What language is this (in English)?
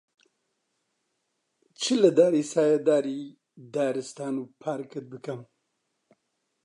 Central Kurdish